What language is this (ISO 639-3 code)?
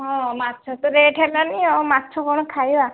ori